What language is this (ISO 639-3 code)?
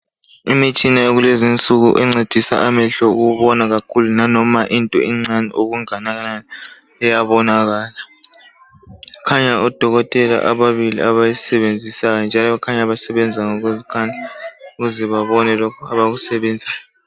nde